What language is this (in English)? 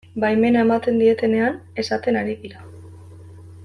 Basque